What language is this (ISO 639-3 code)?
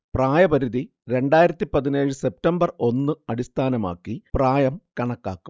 mal